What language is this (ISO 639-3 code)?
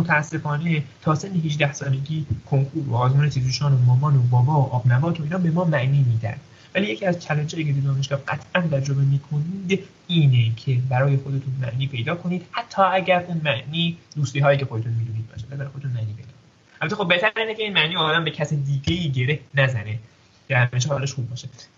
fas